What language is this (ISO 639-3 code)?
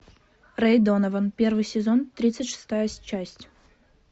rus